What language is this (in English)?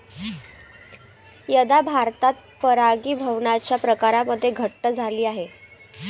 Marathi